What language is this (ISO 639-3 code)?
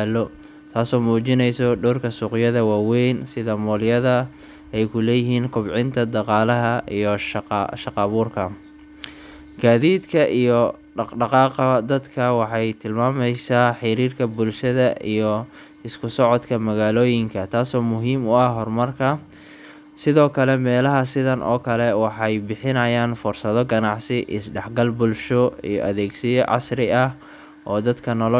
som